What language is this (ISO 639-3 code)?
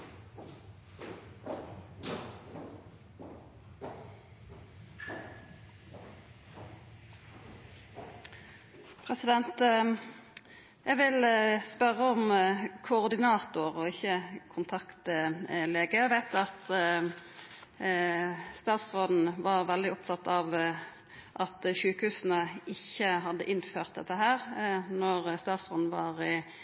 nor